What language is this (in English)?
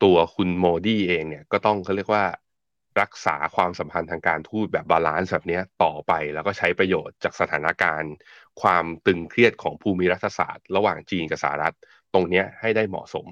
Thai